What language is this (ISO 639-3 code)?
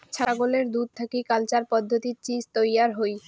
ben